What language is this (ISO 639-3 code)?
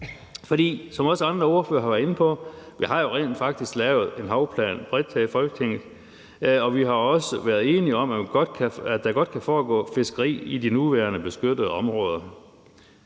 dan